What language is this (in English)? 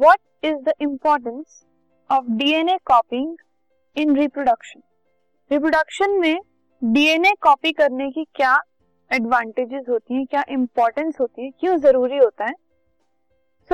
Hindi